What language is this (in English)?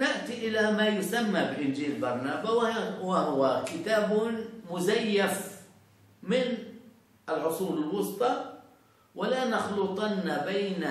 Arabic